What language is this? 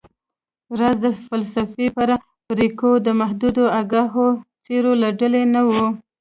Pashto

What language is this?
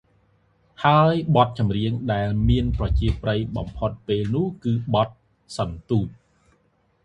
Khmer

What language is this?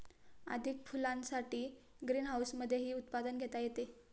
Marathi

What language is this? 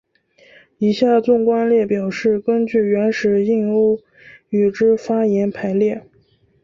Chinese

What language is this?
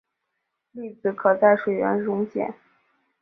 Chinese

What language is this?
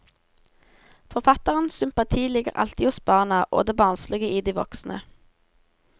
Norwegian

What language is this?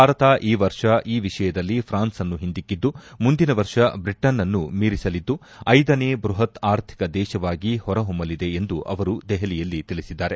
Kannada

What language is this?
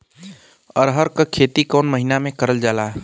Bhojpuri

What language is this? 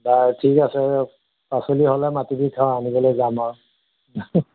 Assamese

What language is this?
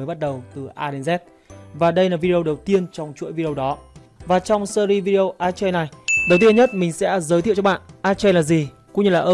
Vietnamese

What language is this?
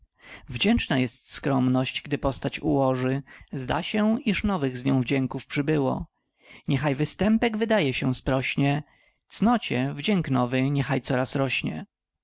Polish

